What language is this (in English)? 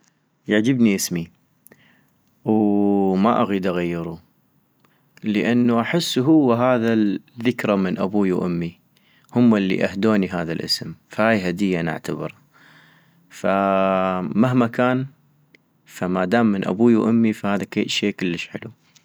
North Mesopotamian Arabic